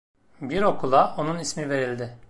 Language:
Turkish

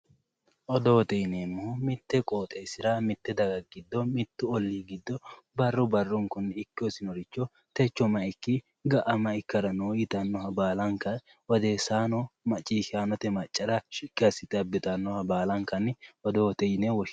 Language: Sidamo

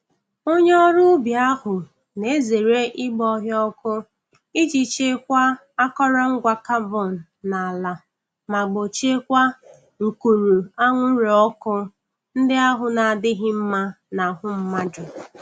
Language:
Igbo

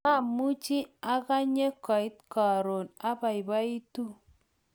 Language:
Kalenjin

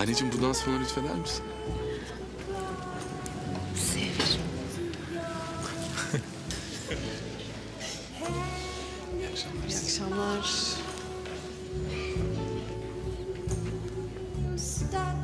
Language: Turkish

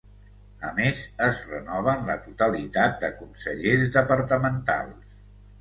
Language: Catalan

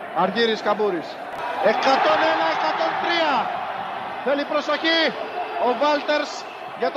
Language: Greek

